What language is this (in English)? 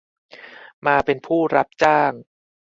Thai